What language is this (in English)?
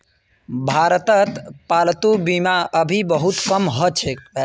Magahi